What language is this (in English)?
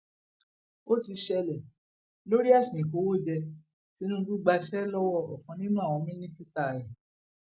Yoruba